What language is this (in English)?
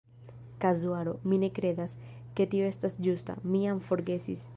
Esperanto